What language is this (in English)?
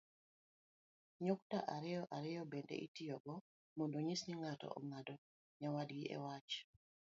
Luo (Kenya and Tanzania)